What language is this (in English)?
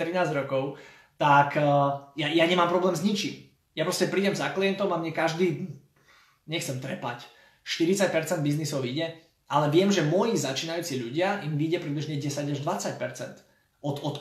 Slovak